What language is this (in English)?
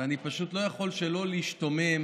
Hebrew